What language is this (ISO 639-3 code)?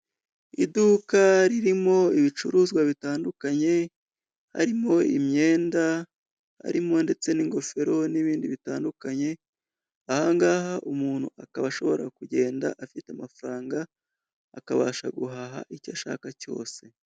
kin